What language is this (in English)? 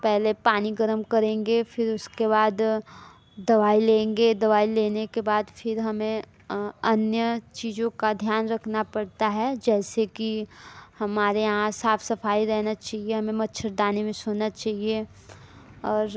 Hindi